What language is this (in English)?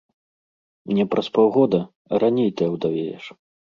Belarusian